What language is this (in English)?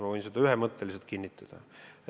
Estonian